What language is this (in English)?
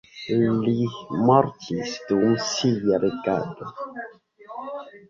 Esperanto